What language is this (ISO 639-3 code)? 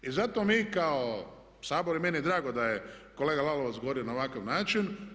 hrv